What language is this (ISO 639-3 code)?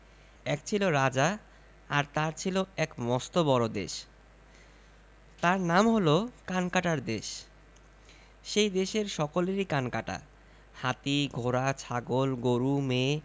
ben